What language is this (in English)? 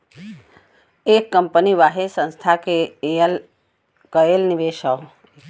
Bhojpuri